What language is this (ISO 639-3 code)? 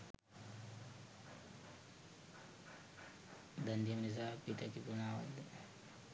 sin